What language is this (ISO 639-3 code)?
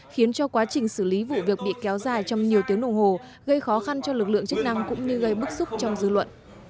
vie